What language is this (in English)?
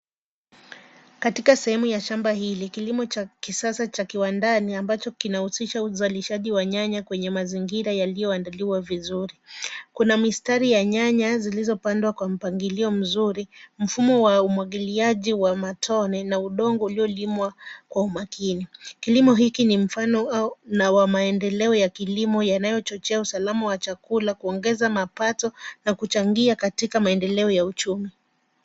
Swahili